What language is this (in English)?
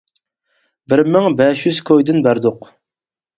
Uyghur